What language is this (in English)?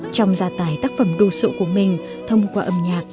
Vietnamese